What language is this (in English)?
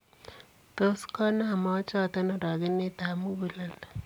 Kalenjin